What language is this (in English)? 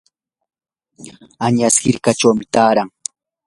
Yanahuanca Pasco Quechua